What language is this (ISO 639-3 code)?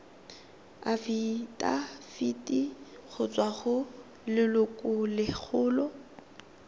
tsn